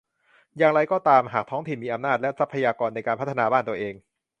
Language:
Thai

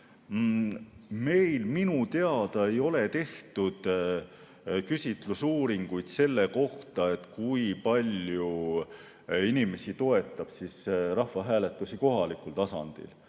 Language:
Estonian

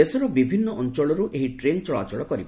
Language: Odia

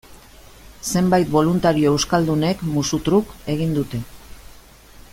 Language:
Basque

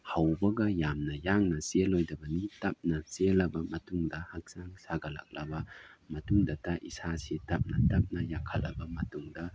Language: Manipuri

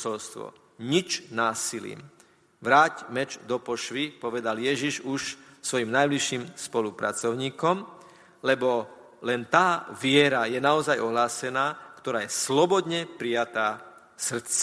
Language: Slovak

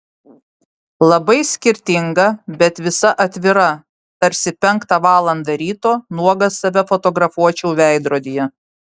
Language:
Lithuanian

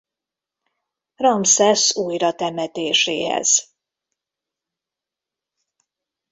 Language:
Hungarian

